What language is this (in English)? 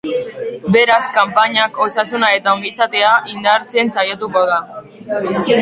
Basque